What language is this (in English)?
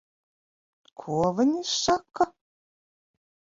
Latvian